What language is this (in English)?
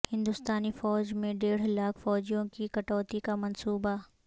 Urdu